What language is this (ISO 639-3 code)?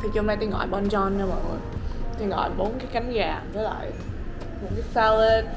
vie